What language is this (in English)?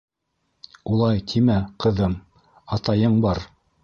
Bashkir